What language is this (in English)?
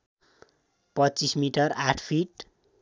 Nepali